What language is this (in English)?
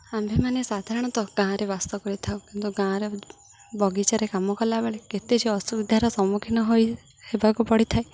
Odia